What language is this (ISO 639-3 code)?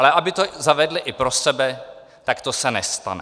ces